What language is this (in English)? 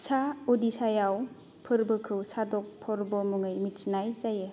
Bodo